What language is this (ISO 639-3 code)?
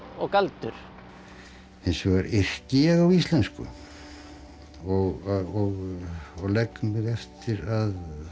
isl